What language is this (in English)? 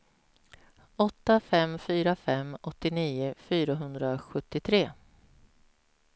Swedish